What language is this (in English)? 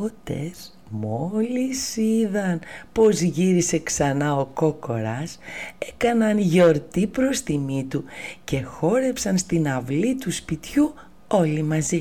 Greek